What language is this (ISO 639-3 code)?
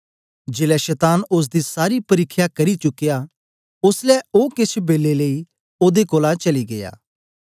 doi